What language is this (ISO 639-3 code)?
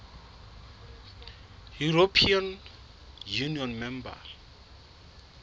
sot